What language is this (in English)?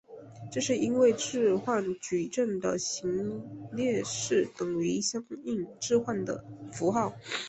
Chinese